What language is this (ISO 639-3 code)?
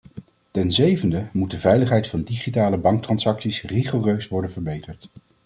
nld